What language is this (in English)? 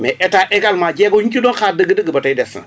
Wolof